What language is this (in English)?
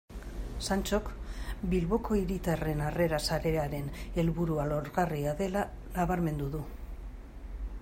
Basque